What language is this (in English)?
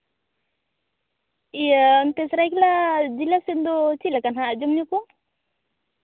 Santali